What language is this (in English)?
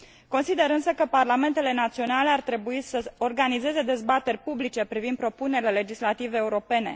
Romanian